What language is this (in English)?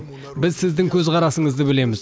Kazakh